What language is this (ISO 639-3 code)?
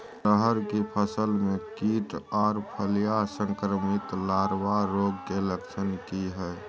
mai